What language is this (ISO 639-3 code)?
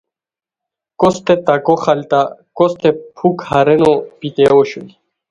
khw